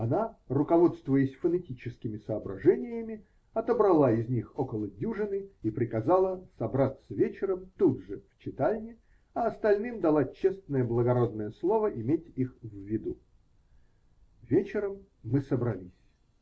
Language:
Russian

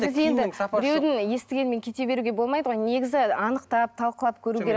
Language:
Kazakh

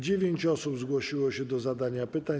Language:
Polish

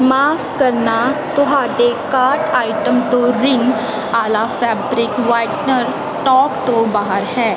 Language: Punjabi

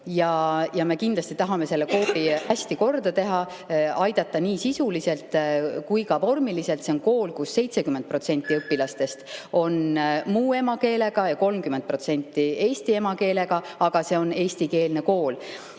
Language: Estonian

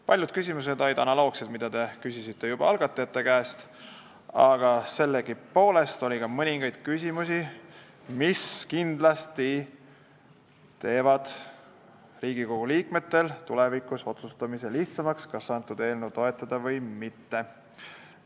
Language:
Estonian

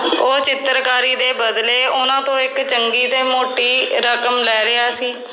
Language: Punjabi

